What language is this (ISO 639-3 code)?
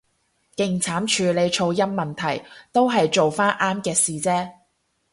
yue